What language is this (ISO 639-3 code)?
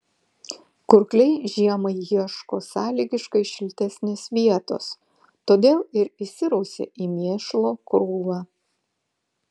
lit